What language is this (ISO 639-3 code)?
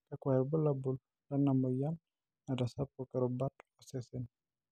mas